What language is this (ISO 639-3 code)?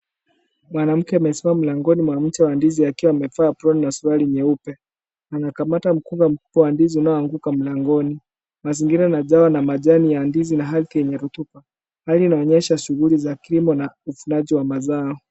swa